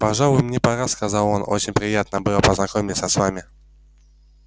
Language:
Russian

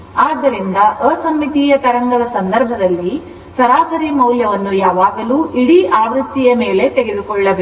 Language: Kannada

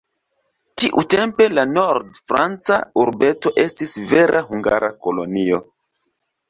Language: Esperanto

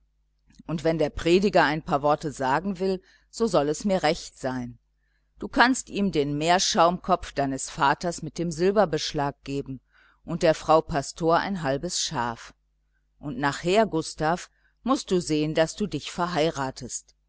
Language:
German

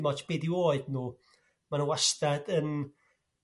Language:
Welsh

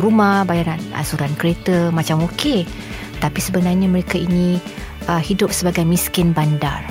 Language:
Malay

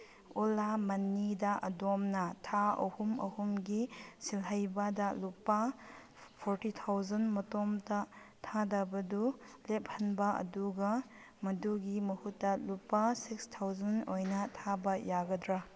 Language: Manipuri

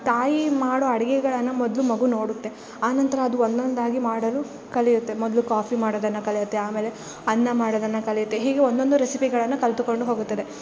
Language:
Kannada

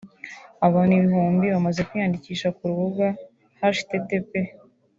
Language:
Kinyarwanda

